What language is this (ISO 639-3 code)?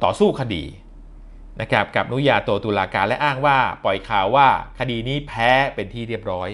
tha